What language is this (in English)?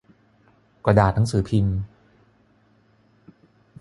Thai